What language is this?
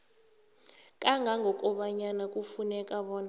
South Ndebele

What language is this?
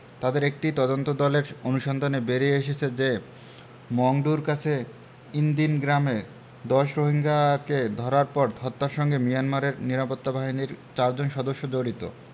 Bangla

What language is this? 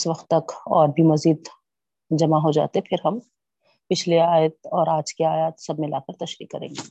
Urdu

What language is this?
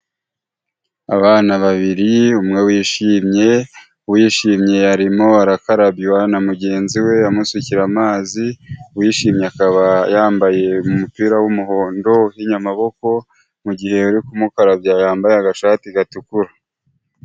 Kinyarwanda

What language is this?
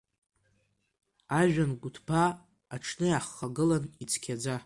Abkhazian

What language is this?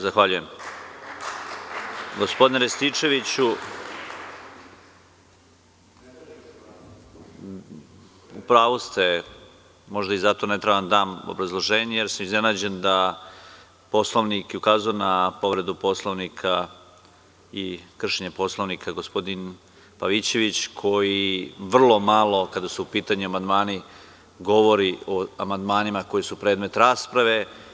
Serbian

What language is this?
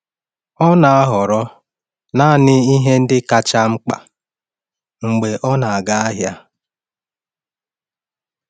Igbo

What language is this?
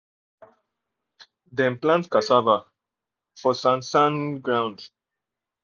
Nigerian Pidgin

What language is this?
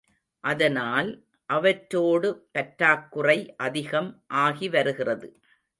Tamil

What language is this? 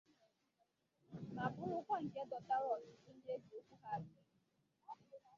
Igbo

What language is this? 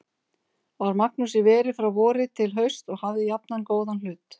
Icelandic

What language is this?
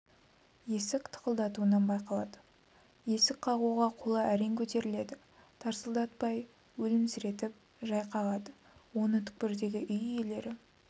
Kazakh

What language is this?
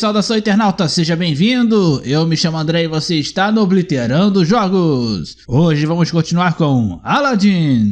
Portuguese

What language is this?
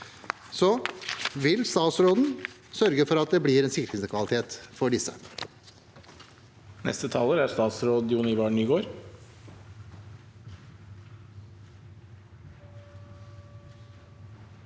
Norwegian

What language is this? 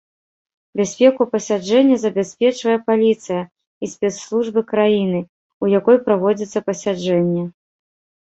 Belarusian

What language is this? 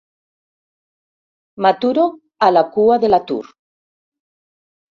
Catalan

